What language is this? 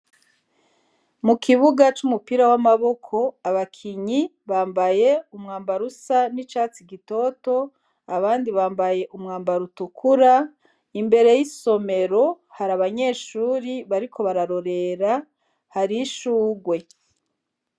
Rundi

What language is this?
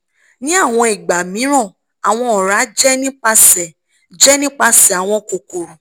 Yoruba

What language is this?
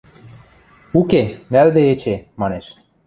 Western Mari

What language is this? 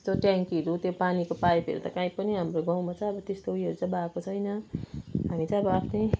Nepali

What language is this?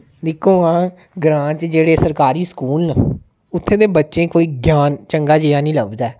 Dogri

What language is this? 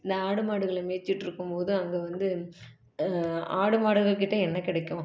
Tamil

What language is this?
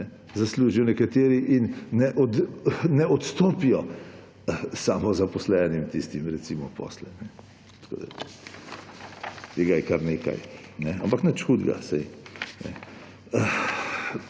Slovenian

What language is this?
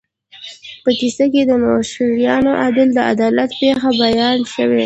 Pashto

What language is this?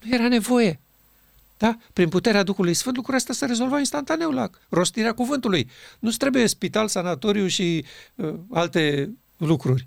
Romanian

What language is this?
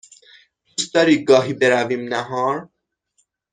Persian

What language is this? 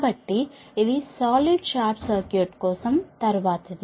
Telugu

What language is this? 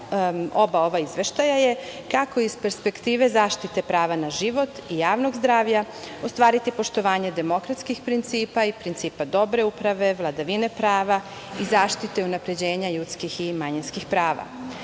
Serbian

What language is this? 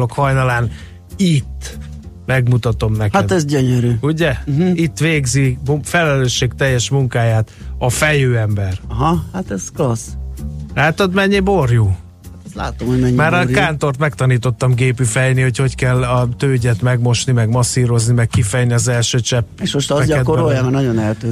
Hungarian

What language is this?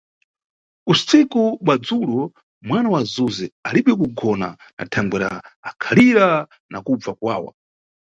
Nyungwe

